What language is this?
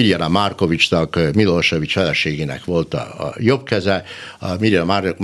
Hungarian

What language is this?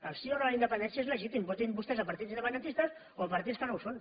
Catalan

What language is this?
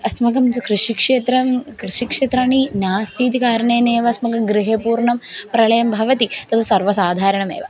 Sanskrit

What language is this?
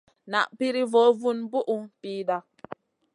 Masana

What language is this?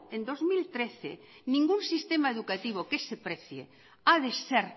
Spanish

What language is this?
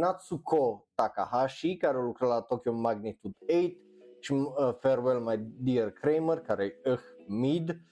Romanian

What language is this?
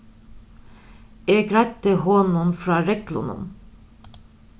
Faroese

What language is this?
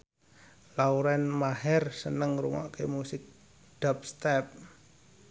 Javanese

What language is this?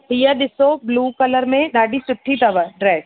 Sindhi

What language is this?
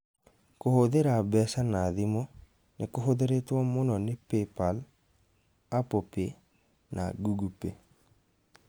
Kikuyu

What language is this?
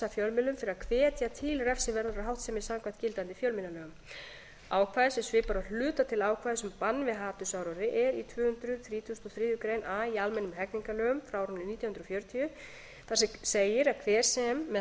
Icelandic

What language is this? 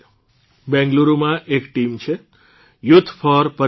Gujarati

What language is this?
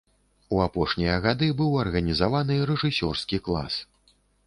Belarusian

